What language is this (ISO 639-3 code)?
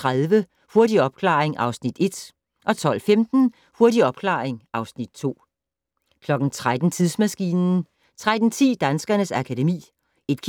dan